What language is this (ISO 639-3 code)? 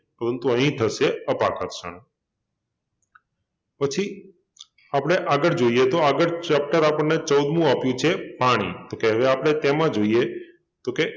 guj